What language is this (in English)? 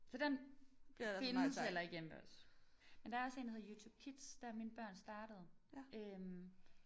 Danish